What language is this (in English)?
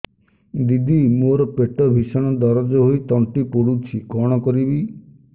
Odia